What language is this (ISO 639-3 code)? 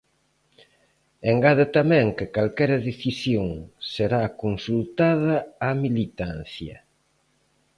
glg